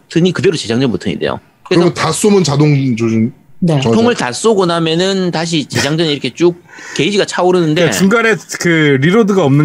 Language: Korean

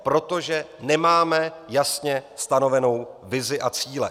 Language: Czech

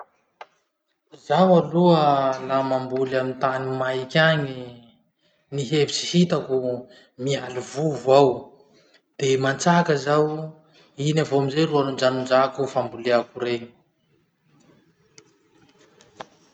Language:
Masikoro Malagasy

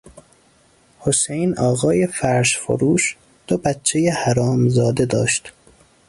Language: Persian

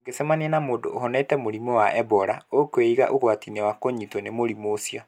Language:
Kikuyu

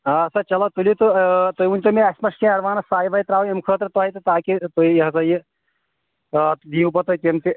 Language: Kashmiri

